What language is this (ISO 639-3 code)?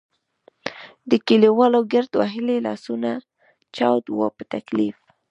pus